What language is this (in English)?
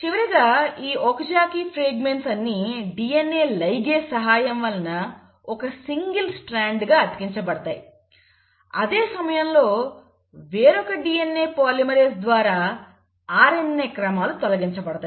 Telugu